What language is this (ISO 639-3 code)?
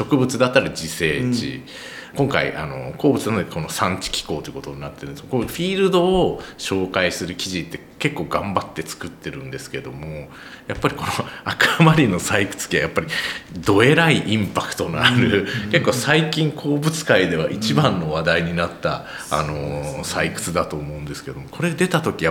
jpn